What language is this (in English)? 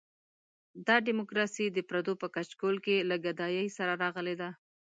Pashto